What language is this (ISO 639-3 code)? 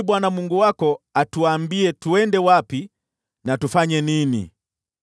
swa